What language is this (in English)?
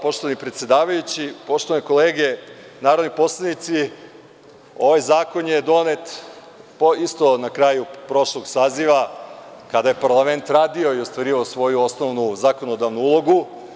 Serbian